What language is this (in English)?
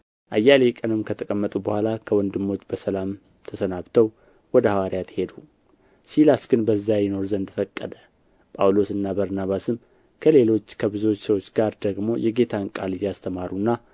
Amharic